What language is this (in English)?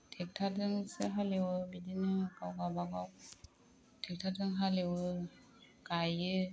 Bodo